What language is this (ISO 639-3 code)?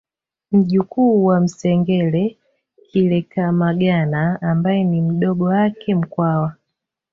swa